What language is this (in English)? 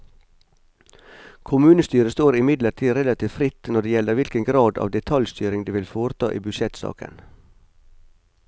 Norwegian